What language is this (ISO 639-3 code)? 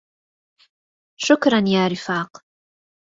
ara